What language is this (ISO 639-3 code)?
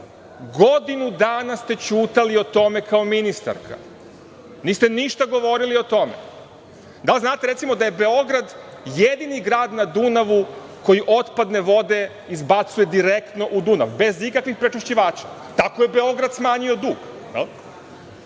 srp